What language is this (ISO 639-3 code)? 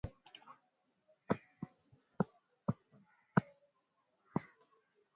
swa